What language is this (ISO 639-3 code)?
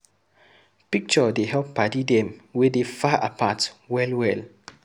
pcm